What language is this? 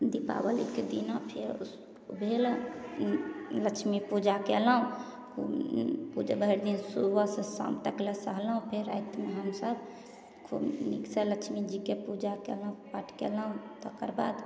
Maithili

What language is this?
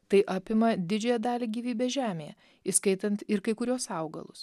Lithuanian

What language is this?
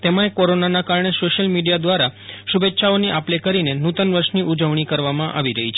Gujarati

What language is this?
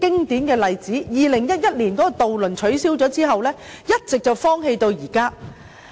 Cantonese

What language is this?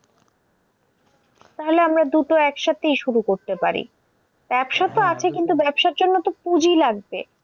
Bangla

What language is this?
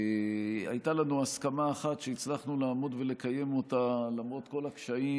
Hebrew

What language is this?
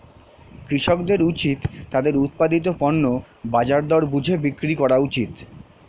Bangla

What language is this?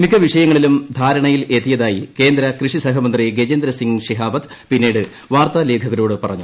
Malayalam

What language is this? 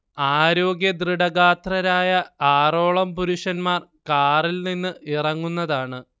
Malayalam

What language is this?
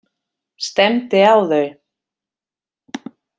Icelandic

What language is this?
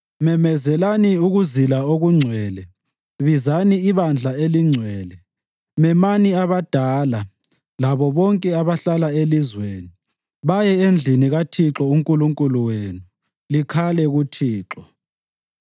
North Ndebele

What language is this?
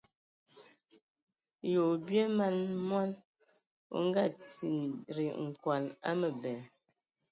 Ewondo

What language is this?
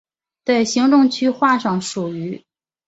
Chinese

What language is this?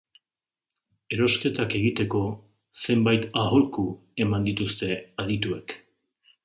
Basque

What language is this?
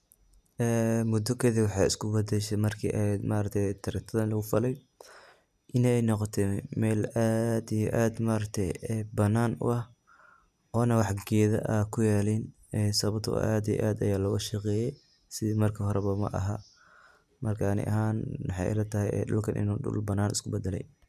Somali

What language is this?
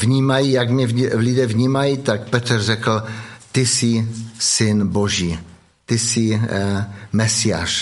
Czech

